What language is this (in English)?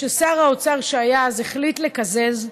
Hebrew